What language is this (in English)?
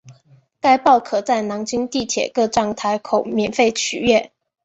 Chinese